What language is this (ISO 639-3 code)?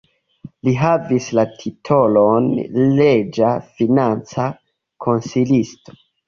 epo